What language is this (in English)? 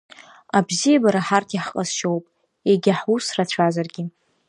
Abkhazian